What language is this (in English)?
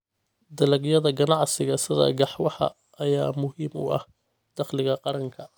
Somali